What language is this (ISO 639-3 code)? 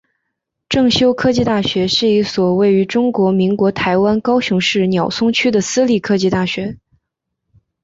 zho